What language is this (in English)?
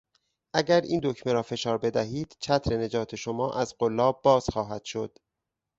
Persian